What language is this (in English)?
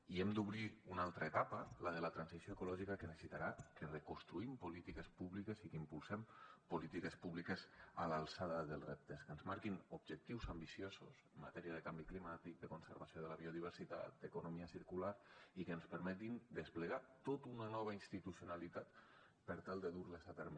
Catalan